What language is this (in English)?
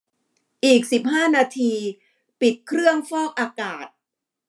Thai